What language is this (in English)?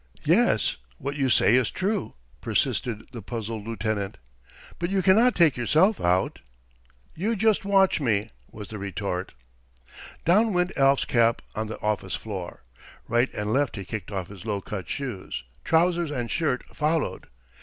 English